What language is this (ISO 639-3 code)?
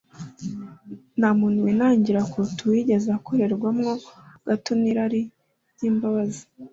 kin